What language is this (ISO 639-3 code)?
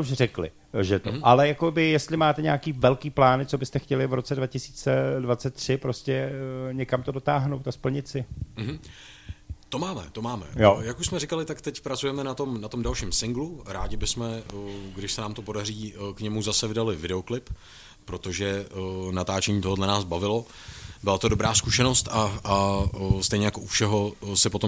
ces